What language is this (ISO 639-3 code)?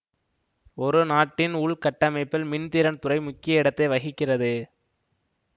tam